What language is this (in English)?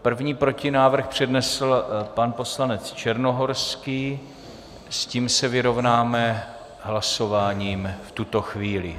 Czech